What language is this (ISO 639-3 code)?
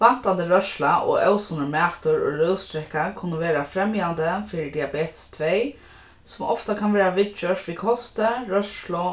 fao